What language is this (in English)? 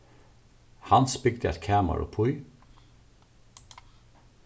Faroese